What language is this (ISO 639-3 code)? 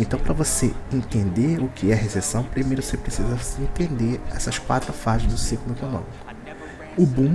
por